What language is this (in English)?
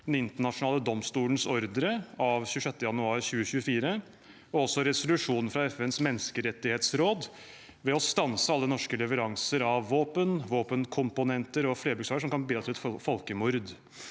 Norwegian